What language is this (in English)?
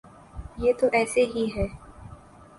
Urdu